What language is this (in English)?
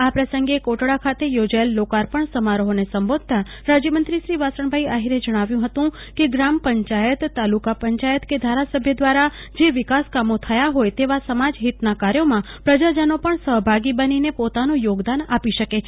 Gujarati